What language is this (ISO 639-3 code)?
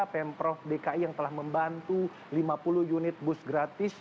ind